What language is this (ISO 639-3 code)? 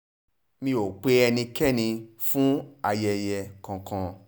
yor